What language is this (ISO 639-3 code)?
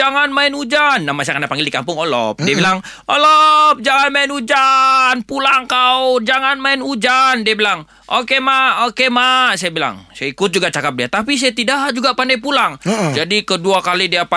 msa